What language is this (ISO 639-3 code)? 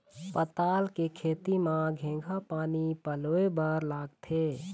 hne